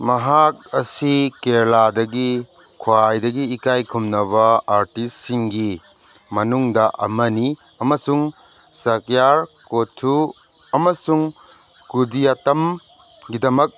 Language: Manipuri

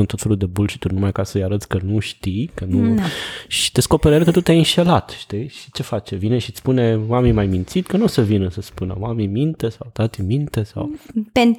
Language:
Romanian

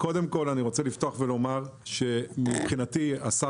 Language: Hebrew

